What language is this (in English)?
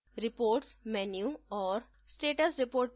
Hindi